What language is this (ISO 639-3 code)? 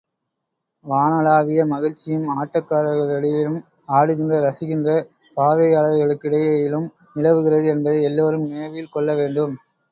tam